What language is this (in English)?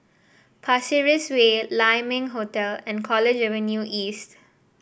English